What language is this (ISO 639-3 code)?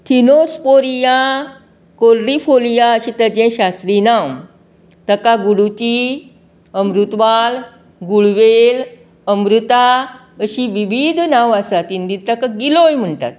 kok